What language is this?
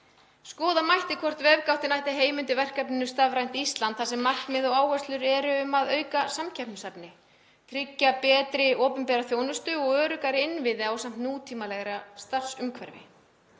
Icelandic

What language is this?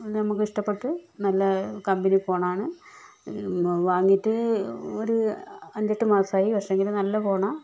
Malayalam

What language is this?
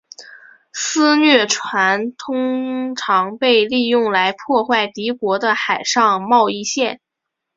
Chinese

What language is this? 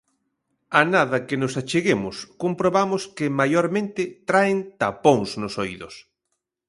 Galician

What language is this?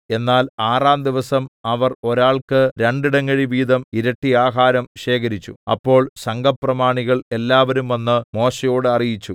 Malayalam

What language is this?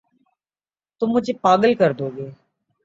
Urdu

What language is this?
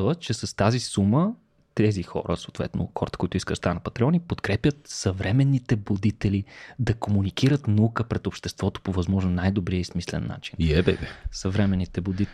Bulgarian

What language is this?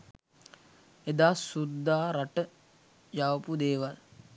Sinhala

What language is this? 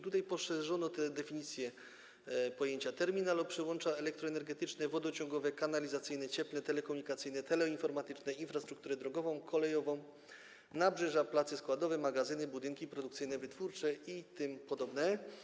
Polish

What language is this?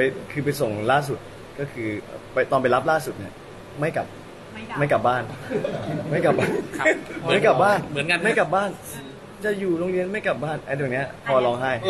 Thai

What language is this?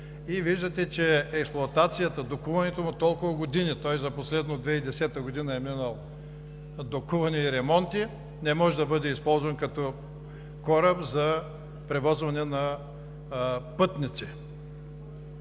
Bulgarian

